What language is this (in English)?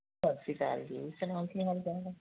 Punjabi